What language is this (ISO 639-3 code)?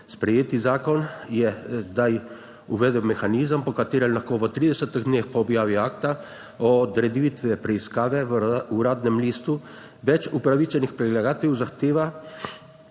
slv